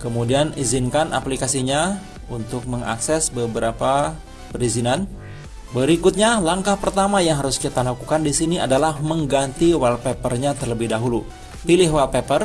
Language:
Indonesian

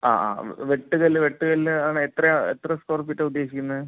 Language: Malayalam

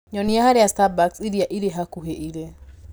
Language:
Kikuyu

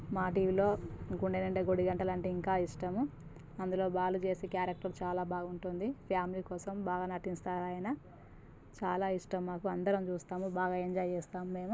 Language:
Telugu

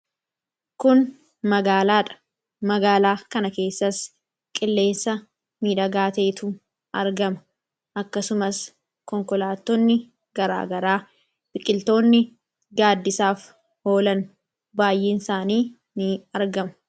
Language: Oromo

